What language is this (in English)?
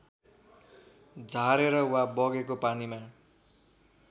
Nepali